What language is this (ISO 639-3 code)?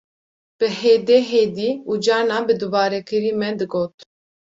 kur